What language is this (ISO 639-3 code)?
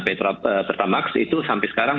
ind